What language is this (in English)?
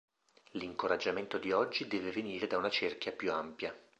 Italian